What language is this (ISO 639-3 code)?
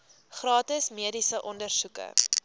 afr